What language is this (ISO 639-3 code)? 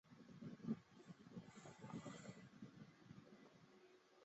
zho